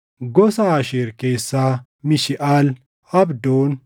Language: Oromo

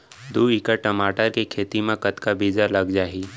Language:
Chhattisgarhi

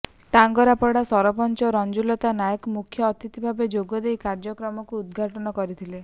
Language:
Odia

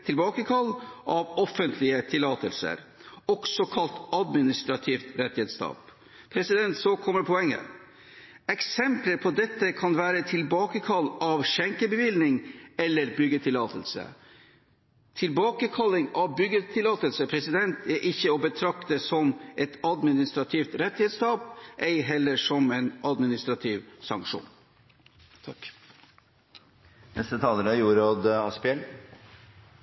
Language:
Norwegian Bokmål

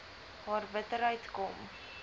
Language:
Afrikaans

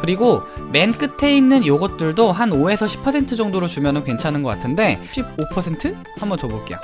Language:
Korean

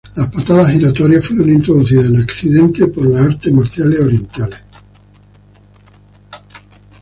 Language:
Spanish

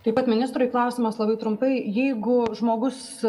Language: Lithuanian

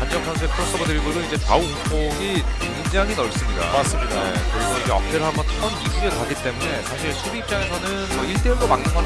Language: Korean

